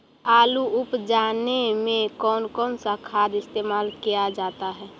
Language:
Magahi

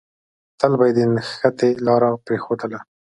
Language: Pashto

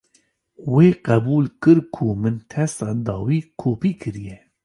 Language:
Kurdish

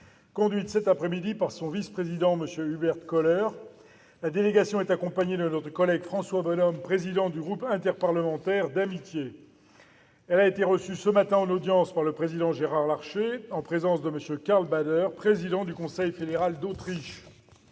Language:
French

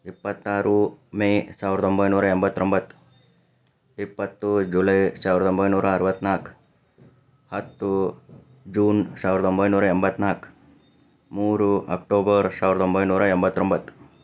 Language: Kannada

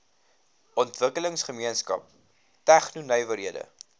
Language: Afrikaans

